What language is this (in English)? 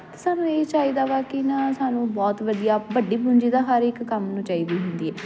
Punjabi